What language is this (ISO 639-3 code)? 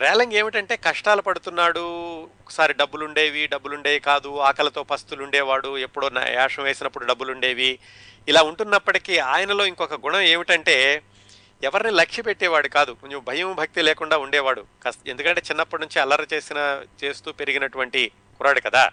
tel